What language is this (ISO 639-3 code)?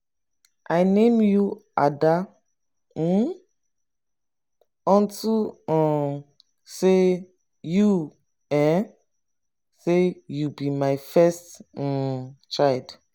pcm